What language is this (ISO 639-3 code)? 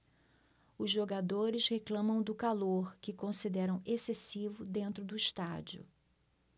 por